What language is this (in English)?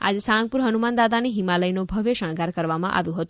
Gujarati